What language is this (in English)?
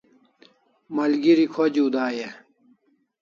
Kalasha